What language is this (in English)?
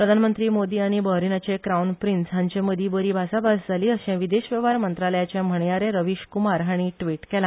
Konkani